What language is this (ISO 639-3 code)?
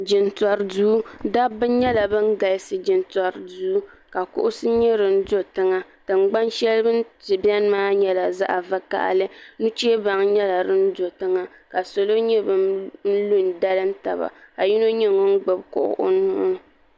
dag